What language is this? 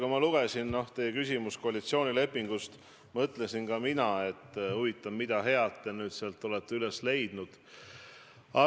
Estonian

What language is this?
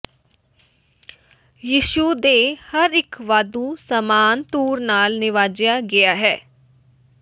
Punjabi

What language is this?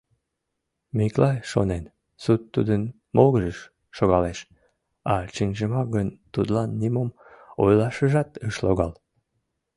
Mari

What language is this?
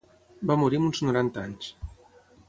Catalan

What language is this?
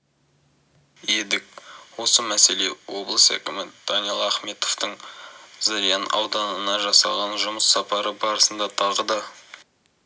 Kazakh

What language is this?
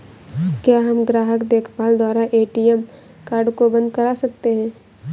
Hindi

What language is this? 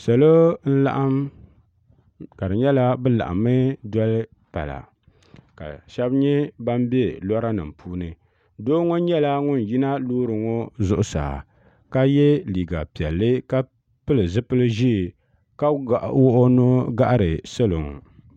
Dagbani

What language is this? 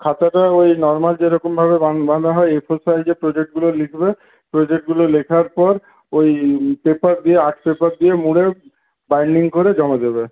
Bangla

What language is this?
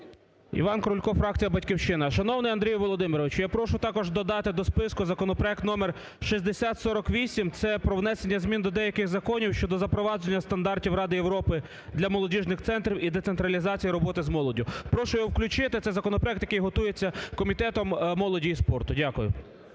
Ukrainian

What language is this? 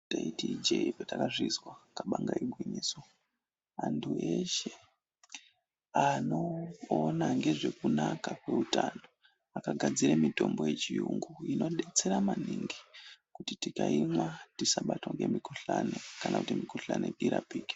Ndau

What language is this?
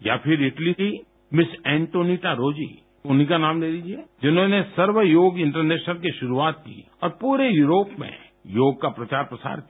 Hindi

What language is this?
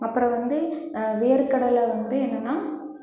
Tamil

